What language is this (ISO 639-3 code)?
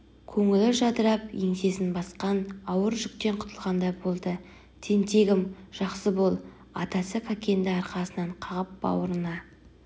kaz